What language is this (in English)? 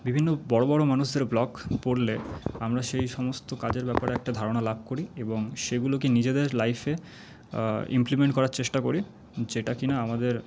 Bangla